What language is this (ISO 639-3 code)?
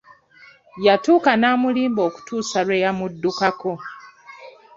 lug